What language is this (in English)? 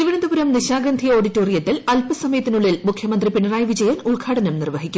Malayalam